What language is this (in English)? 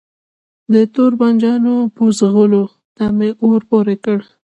Pashto